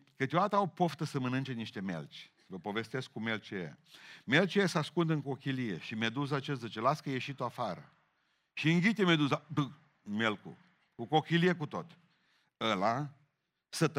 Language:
Romanian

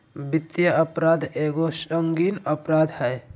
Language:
Magahi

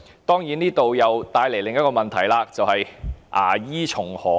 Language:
Cantonese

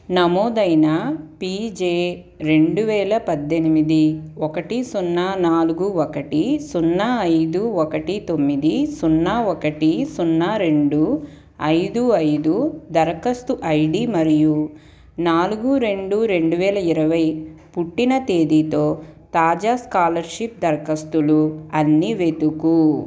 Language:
Telugu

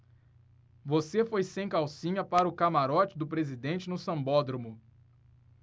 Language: Portuguese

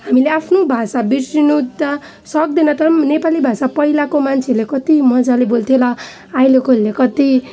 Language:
Nepali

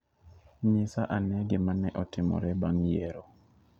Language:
Luo (Kenya and Tanzania)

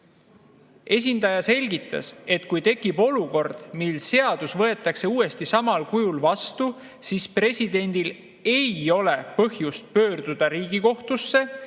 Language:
Estonian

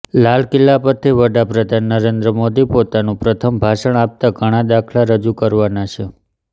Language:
Gujarati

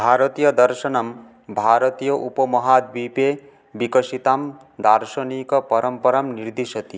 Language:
Sanskrit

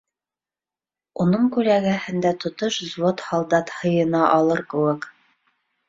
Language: Bashkir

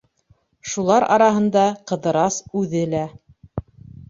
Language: Bashkir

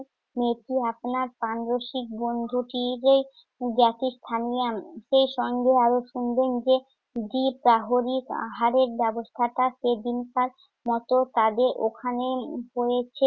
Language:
Bangla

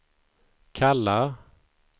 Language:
Swedish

